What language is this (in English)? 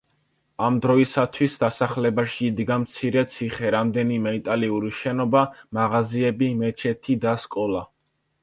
Georgian